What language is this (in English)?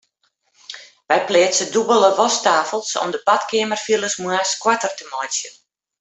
Western Frisian